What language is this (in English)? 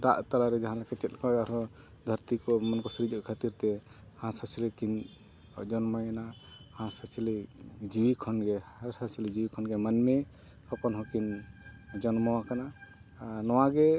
Santali